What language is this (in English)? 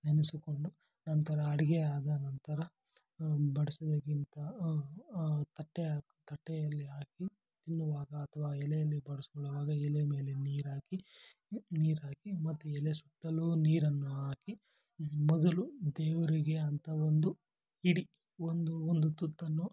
Kannada